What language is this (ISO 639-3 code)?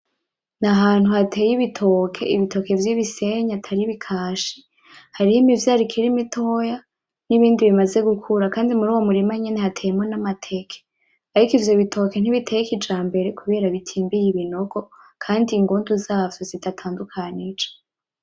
run